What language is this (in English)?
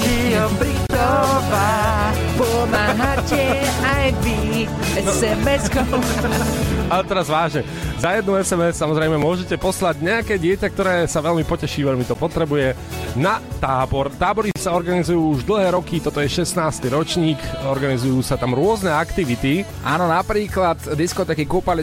Slovak